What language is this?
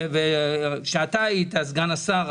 Hebrew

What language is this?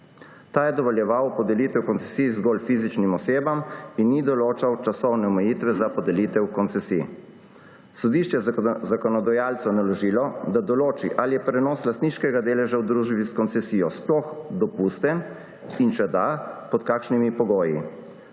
Slovenian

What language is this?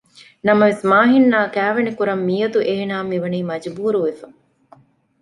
Divehi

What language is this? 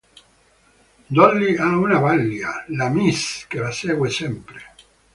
Italian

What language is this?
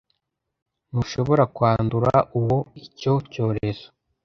Kinyarwanda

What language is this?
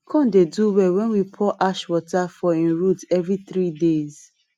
Nigerian Pidgin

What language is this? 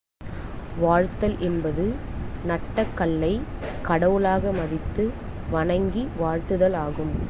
Tamil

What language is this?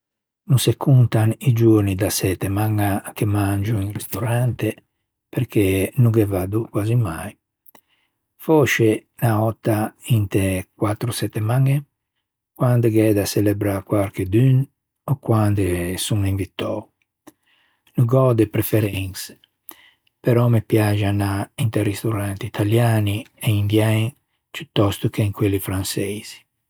Ligurian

